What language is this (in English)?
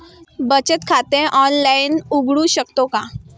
Marathi